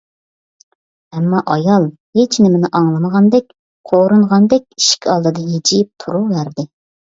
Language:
Uyghur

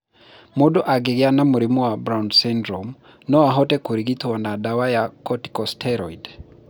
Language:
Kikuyu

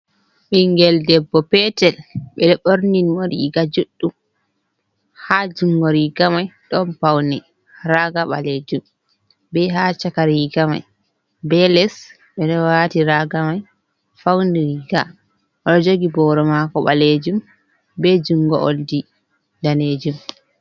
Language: Fula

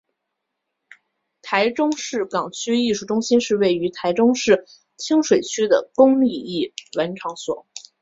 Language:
Chinese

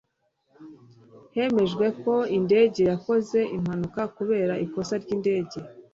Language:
Kinyarwanda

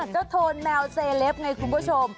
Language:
Thai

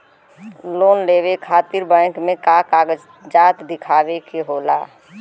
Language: Bhojpuri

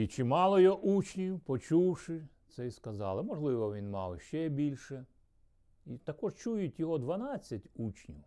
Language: Ukrainian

